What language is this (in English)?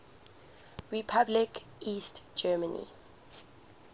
English